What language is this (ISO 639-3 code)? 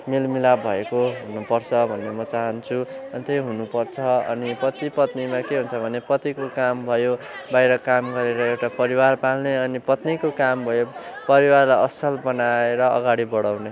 nep